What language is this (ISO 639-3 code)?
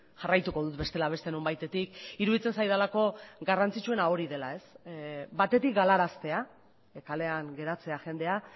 eus